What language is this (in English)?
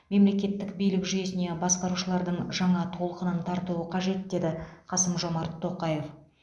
Kazakh